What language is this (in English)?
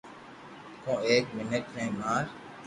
Loarki